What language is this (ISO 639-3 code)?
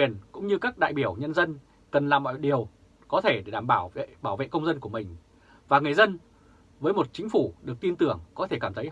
vie